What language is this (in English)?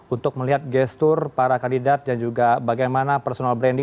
Indonesian